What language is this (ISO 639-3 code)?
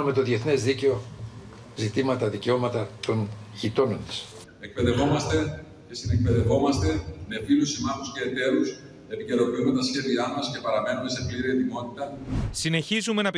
ell